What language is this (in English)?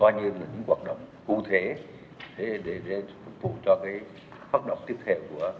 Vietnamese